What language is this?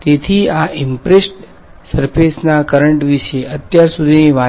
Gujarati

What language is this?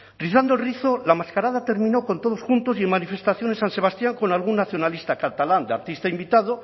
Spanish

